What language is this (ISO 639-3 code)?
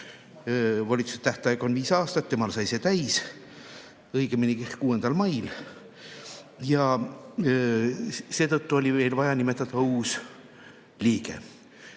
est